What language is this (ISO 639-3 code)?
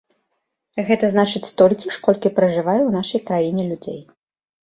bel